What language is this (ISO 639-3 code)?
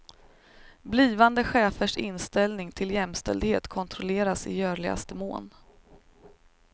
swe